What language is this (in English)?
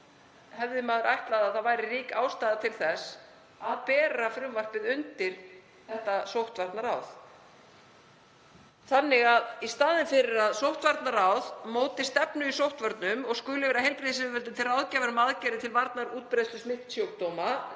Icelandic